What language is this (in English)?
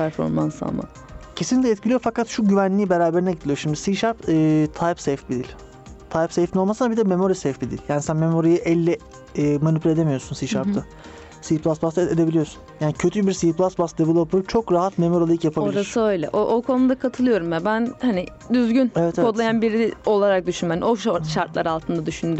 Turkish